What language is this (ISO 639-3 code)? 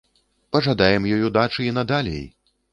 bel